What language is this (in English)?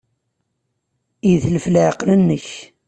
Kabyle